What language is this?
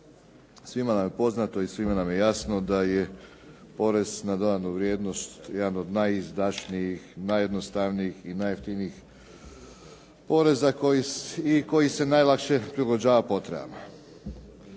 Croatian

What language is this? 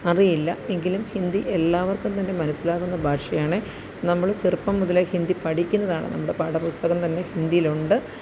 Malayalam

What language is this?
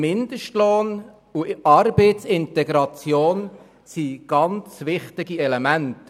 Swiss German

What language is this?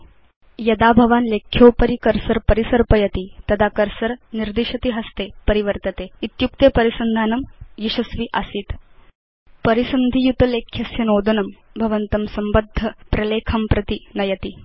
Sanskrit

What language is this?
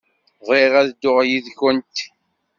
Kabyle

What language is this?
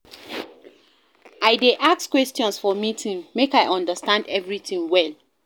Nigerian Pidgin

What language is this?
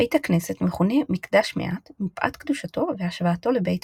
Hebrew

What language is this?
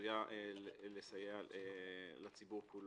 Hebrew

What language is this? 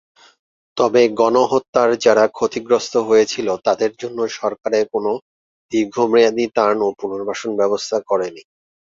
Bangla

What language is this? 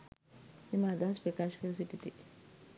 Sinhala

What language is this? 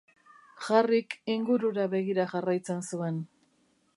Basque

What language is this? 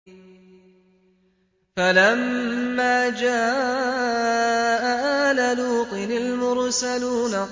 Arabic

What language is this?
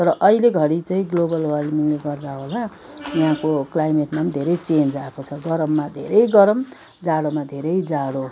Nepali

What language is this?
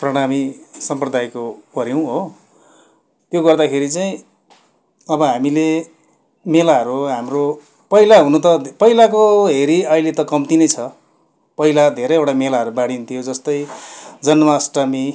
Nepali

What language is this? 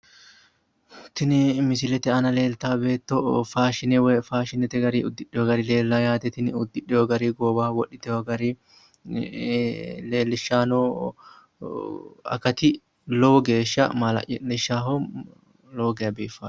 Sidamo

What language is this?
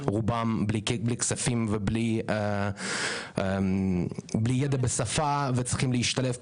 Hebrew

